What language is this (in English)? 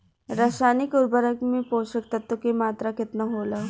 Bhojpuri